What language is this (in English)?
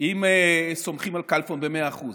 Hebrew